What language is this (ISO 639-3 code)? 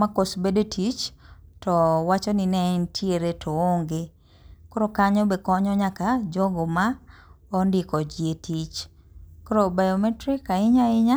luo